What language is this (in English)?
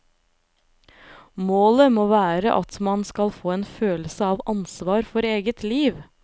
Norwegian